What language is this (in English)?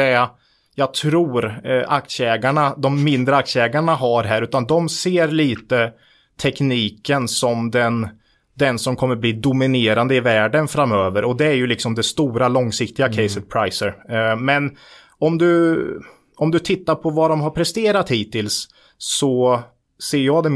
Swedish